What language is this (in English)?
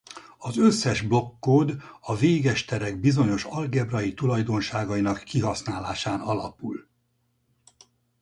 Hungarian